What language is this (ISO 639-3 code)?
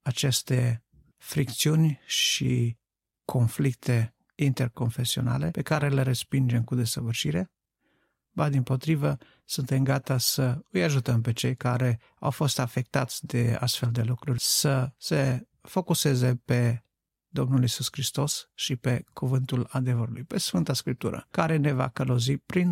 ron